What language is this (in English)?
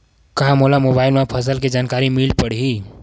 Chhattisgarhi